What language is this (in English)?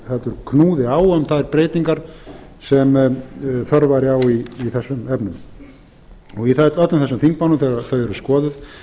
Icelandic